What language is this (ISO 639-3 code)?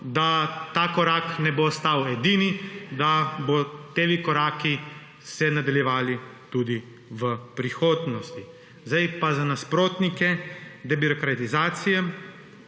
slv